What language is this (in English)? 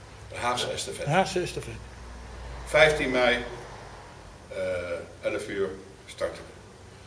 Dutch